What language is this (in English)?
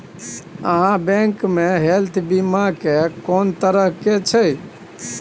Maithili